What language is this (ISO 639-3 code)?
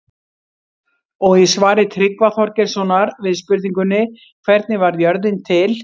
isl